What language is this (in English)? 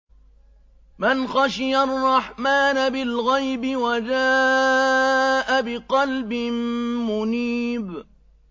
Arabic